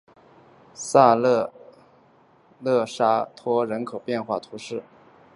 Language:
Chinese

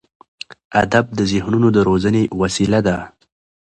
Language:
Pashto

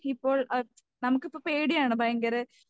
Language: Malayalam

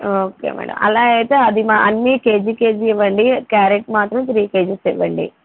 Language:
Telugu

